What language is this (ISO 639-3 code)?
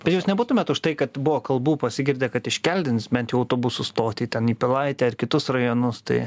lit